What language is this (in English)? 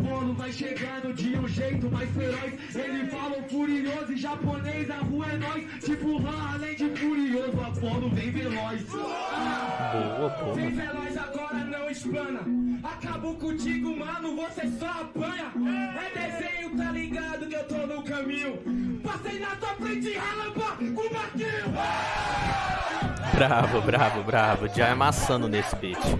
Portuguese